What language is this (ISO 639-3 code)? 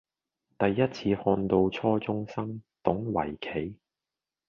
yue